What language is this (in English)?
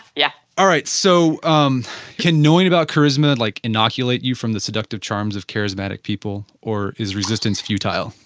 English